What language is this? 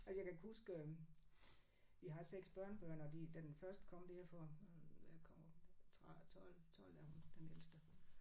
Danish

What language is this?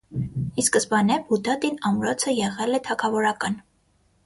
Armenian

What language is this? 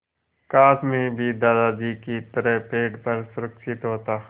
Hindi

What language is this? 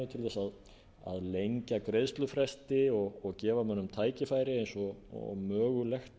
Icelandic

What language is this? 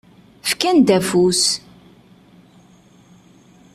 Kabyle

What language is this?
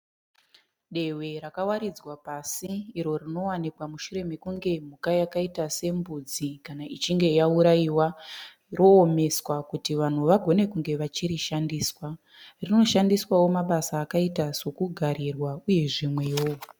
Shona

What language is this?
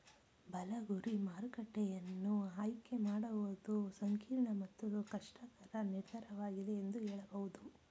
Kannada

